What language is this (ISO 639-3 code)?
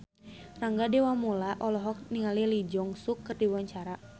sun